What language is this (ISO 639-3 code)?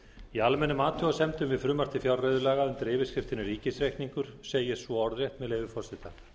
isl